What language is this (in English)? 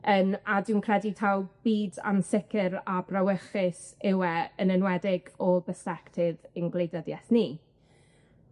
Welsh